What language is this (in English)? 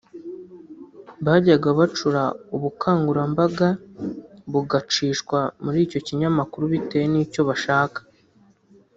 Kinyarwanda